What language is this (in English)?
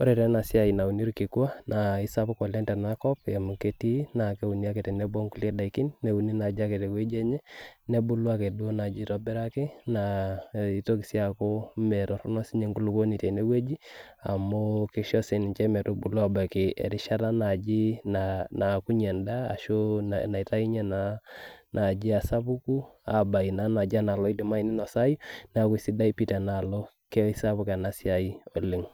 Masai